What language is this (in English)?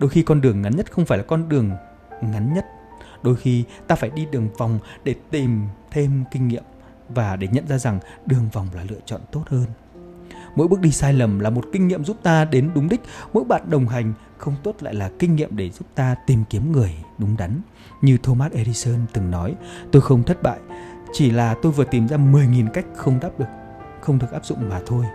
Vietnamese